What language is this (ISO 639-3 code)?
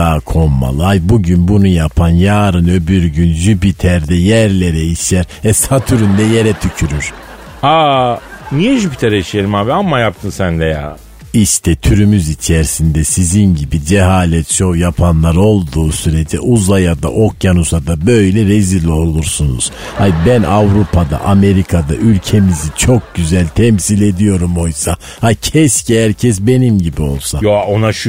tur